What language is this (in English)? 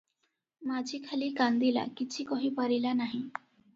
Odia